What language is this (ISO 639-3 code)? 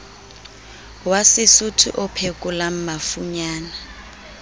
sot